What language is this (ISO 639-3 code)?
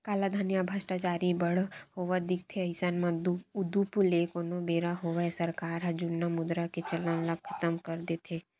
hne